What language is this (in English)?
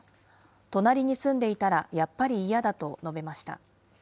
Japanese